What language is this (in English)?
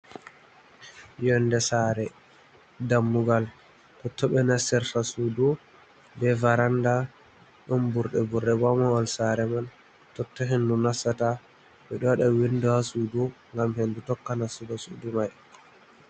Fula